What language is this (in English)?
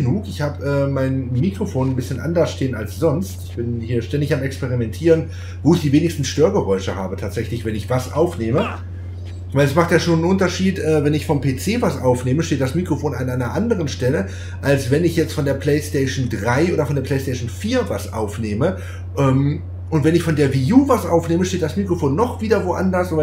German